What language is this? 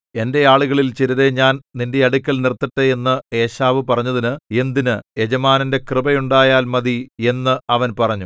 Malayalam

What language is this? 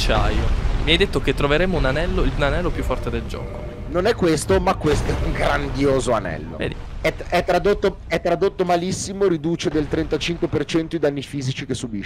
Italian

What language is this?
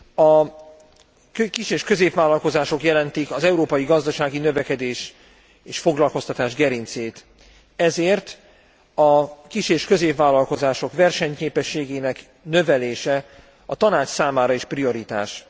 Hungarian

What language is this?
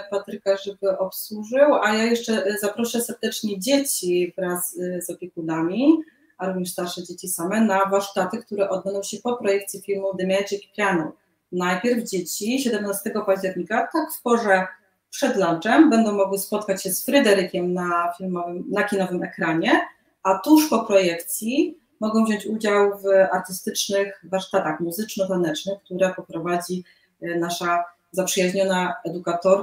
Polish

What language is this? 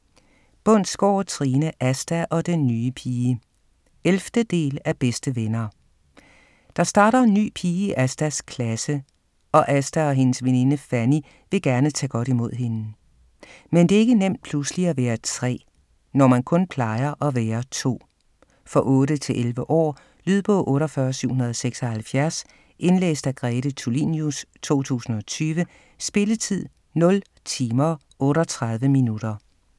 Danish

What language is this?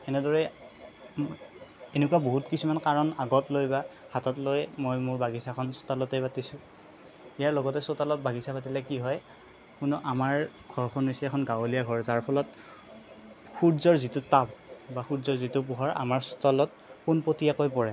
Assamese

